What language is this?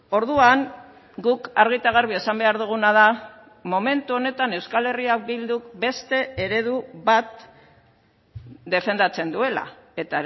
Basque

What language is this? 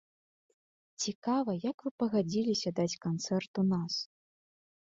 Belarusian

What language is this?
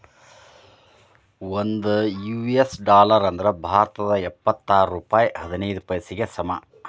Kannada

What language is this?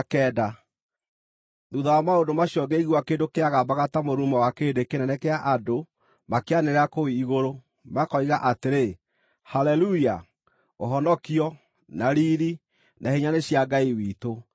Kikuyu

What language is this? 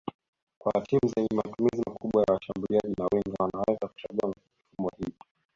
Swahili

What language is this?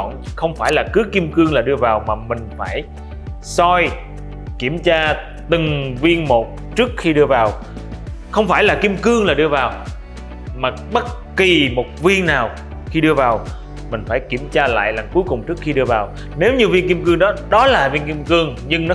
Vietnamese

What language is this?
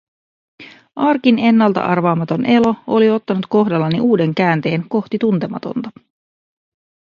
Finnish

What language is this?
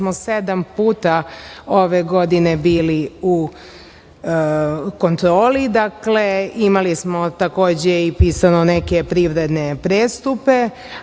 Serbian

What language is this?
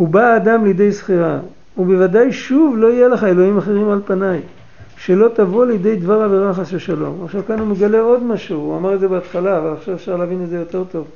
Hebrew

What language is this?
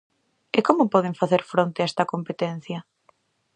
Galician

